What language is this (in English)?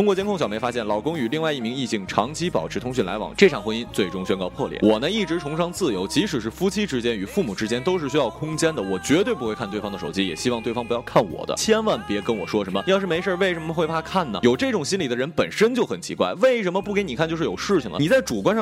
Chinese